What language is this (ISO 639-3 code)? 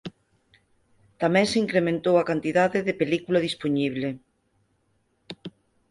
glg